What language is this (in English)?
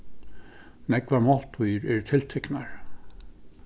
Faroese